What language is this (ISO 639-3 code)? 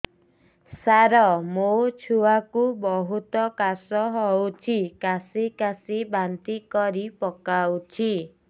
ori